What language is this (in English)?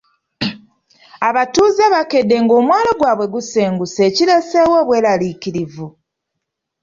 Ganda